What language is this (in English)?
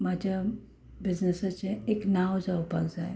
Konkani